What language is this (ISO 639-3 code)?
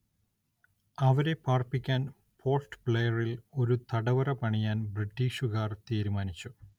mal